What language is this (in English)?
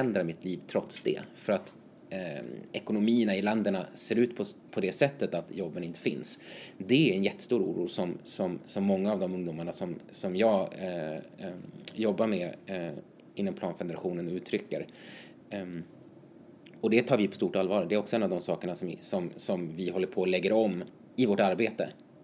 Swedish